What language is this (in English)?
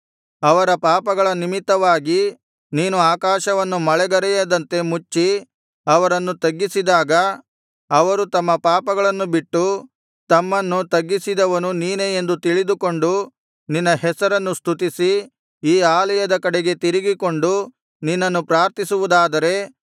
Kannada